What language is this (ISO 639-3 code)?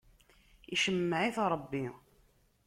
kab